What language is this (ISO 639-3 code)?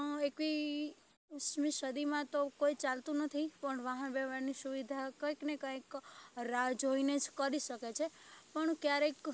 guj